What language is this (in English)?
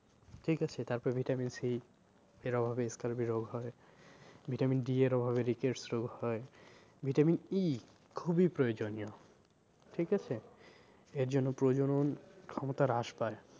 Bangla